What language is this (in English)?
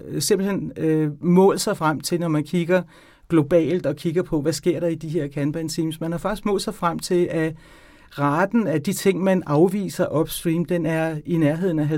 Danish